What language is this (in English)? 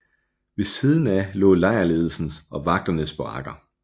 Danish